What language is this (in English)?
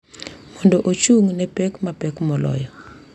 Luo (Kenya and Tanzania)